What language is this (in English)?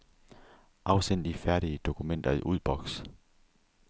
Danish